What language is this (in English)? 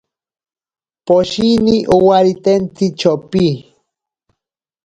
Ashéninka Perené